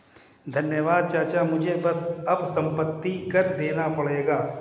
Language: Hindi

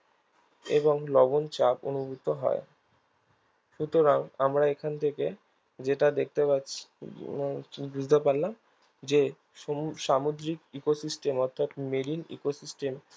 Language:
Bangla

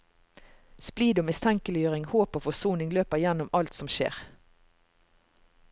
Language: Norwegian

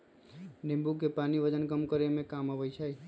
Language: Magahi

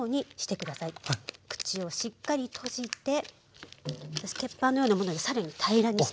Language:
Japanese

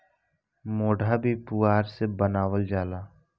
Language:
Bhojpuri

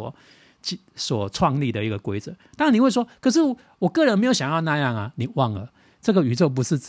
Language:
Chinese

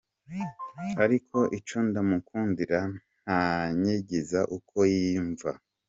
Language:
Kinyarwanda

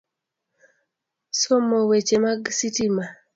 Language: Luo (Kenya and Tanzania)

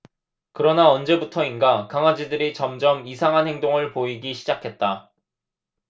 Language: Korean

